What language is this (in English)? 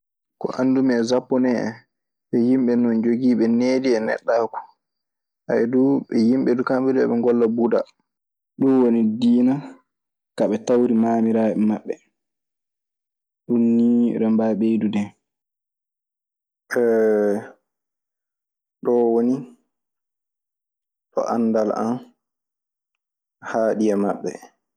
Maasina Fulfulde